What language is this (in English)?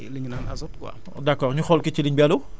Wolof